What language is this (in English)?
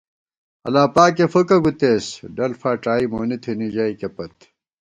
Gawar-Bati